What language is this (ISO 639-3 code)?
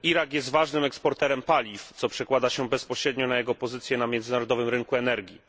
pol